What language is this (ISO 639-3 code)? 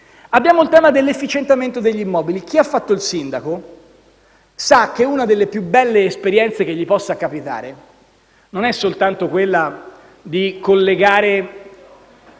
ita